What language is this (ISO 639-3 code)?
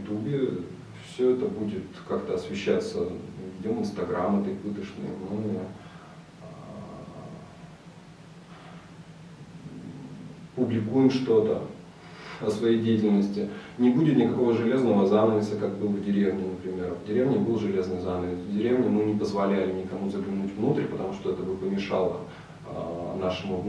rus